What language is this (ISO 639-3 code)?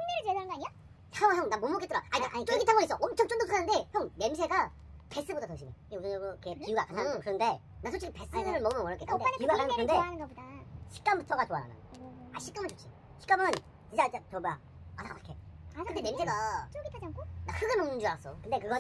kor